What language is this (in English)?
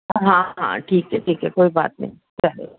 Urdu